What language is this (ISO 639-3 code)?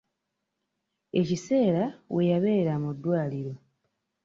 lug